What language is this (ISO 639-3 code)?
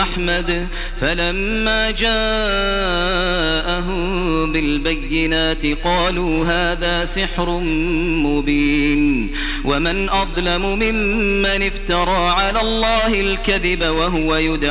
ara